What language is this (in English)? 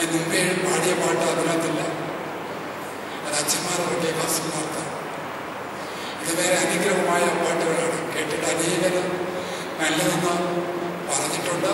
Romanian